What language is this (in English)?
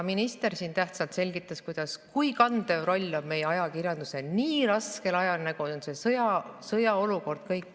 Estonian